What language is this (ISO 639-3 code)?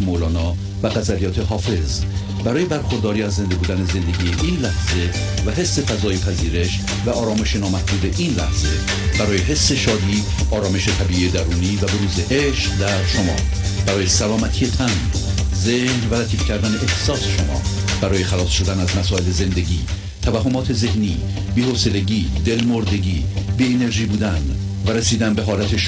fas